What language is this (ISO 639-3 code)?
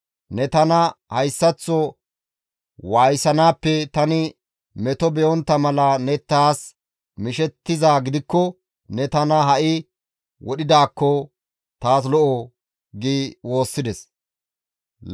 gmv